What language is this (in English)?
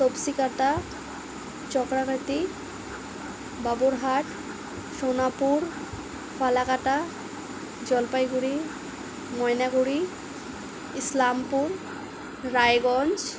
Bangla